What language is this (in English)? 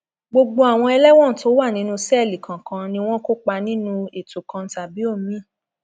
Yoruba